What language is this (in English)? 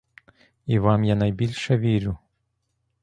Ukrainian